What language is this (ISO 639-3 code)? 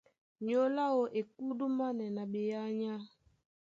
dua